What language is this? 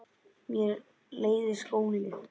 Icelandic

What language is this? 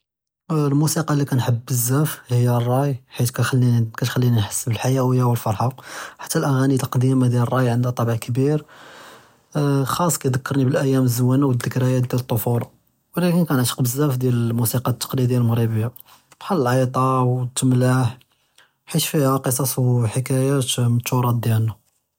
Judeo-Arabic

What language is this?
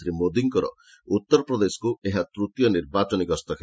Odia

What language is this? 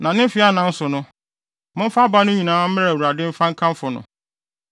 Akan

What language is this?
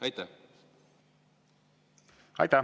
Estonian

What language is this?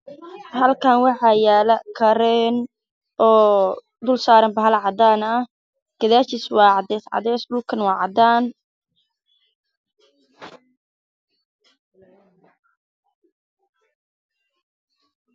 Somali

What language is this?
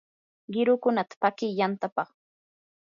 Yanahuanca Pasco Quechua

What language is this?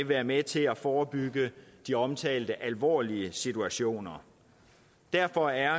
Danish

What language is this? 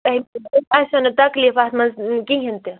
Kashmiri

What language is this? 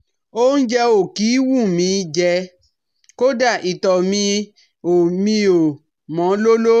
Yoruba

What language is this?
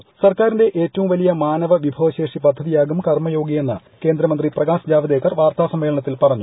Malayalam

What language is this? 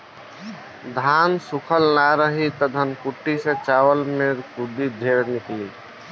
Bhojpuri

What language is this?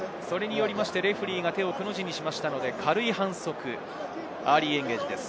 Japanese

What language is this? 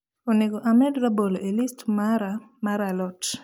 Luo (Kenya and Tanzania)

